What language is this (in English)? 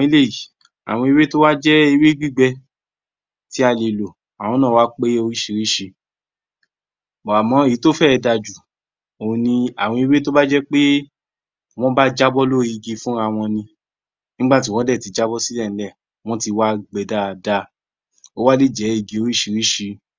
Yoruba